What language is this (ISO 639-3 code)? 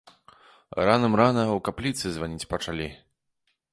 bel